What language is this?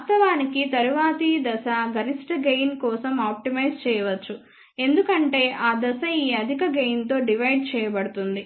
Telugu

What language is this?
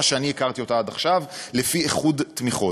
Hebrew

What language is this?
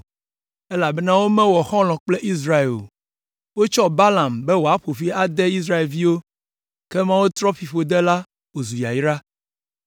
Ewe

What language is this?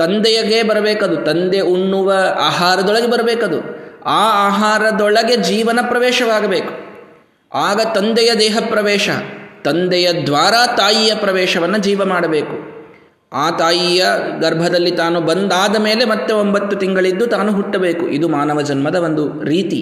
Kannada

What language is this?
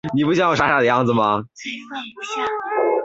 Chinese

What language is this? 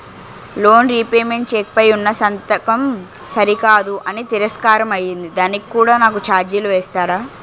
Telugu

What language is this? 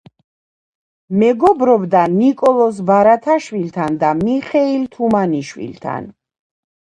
Georgian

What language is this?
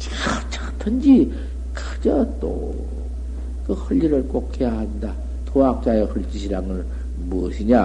Korean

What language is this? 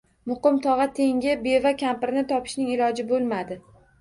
Uzbek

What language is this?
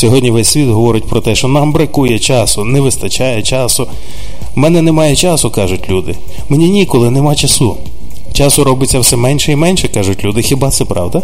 Ukrainian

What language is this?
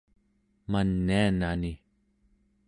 Central Yupik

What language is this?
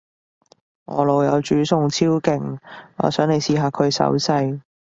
Cantonese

